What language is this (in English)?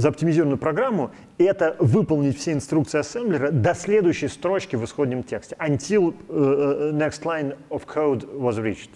Russian